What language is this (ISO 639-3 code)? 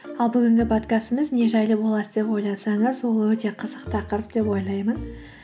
kaz